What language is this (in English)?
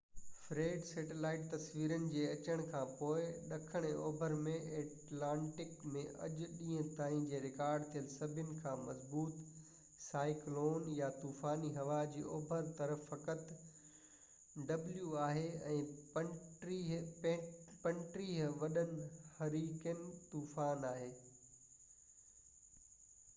Sindhi